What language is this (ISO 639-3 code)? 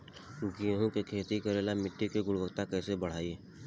bho